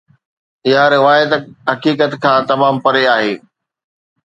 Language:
Sindhi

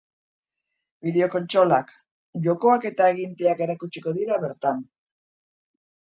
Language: Basque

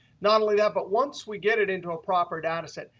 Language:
English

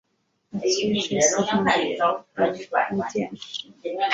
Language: Chinese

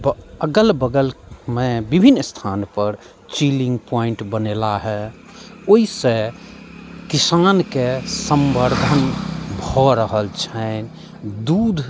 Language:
Maithili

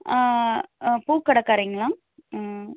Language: Tamil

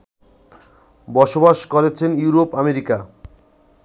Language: Bangla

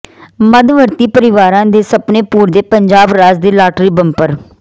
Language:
Punjabi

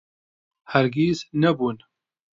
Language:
Central Kurdish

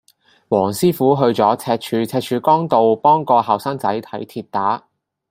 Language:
Cantonese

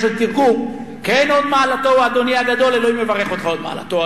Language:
Hebrew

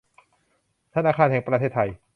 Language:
Thai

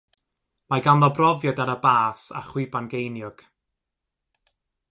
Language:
Welsh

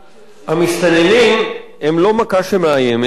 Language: Hebrew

